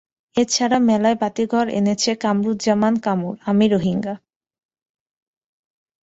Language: Bangla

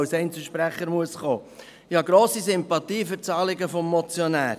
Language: Swiss German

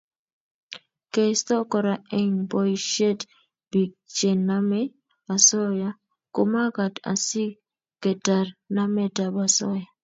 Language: Kalenjin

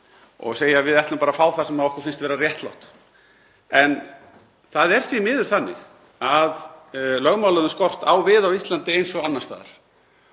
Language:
Icelandic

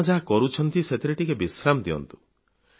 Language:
Odia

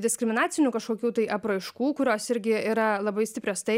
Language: Lithuanian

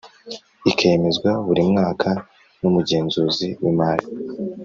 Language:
Kinyarwanda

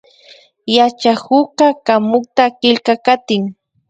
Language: Imbabura Highland Quichua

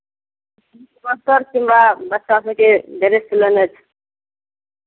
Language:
Maithili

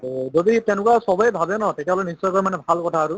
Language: Assamese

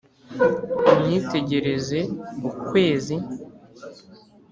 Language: Kinyarwanda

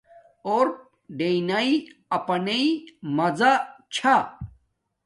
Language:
Domaaki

